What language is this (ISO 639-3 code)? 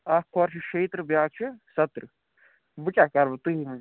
kas